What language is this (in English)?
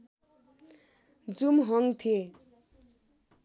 Nepali